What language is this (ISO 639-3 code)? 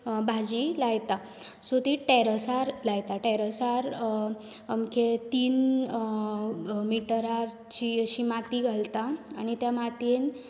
kok